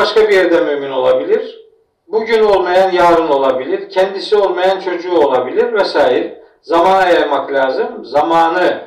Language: Turkish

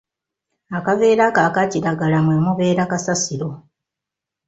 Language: Ganda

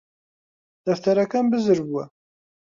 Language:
Central Kurdish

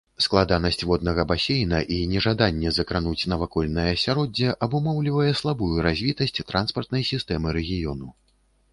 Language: Belarusian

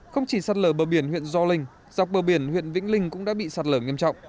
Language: Vietnamese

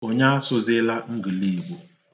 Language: Igbo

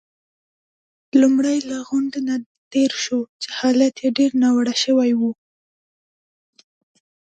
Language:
Pashto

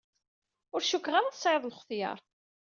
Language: Kabyle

